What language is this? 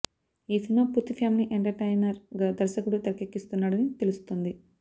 Telugu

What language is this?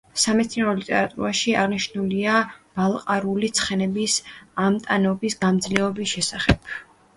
Georgian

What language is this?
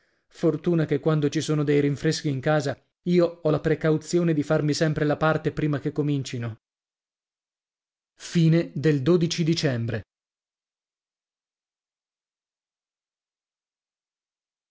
Italian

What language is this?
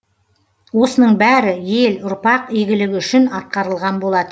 Kazakh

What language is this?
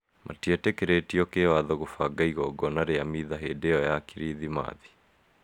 Kikuyu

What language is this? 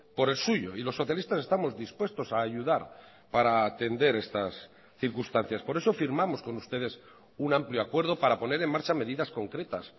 Spanish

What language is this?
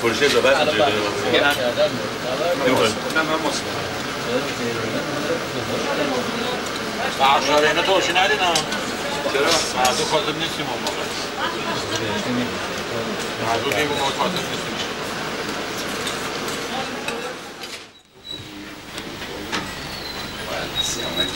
Persian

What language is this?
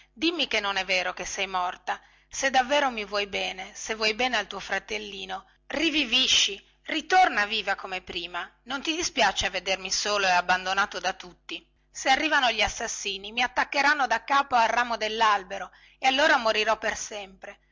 Italian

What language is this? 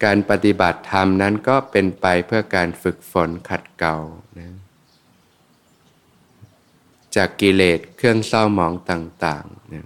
Thai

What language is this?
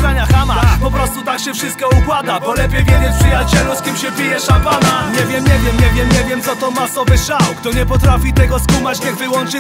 Polish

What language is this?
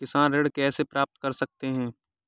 Hindi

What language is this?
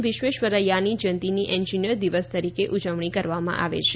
Gujarati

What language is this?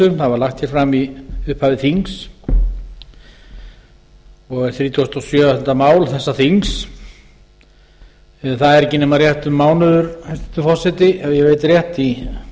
Icelandic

